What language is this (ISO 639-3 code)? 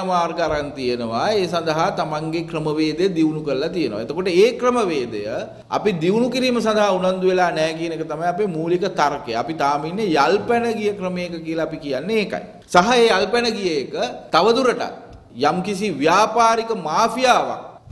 ind